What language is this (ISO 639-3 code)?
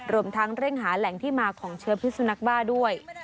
tha